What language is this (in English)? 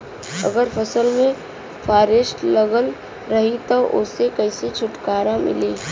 Bhojpuri